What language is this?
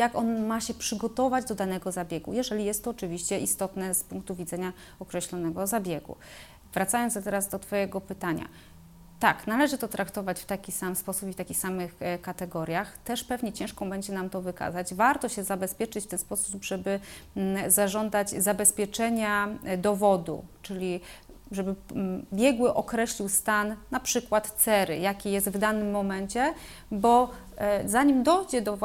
Polish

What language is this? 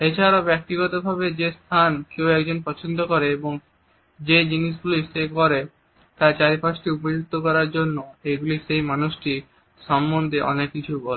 Bangla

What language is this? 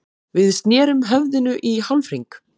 Icelandic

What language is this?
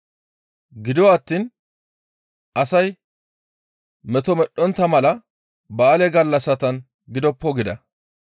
Gamo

